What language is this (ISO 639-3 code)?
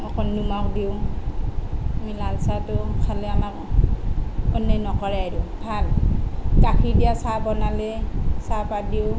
asm